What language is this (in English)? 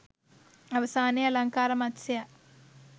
Sinhala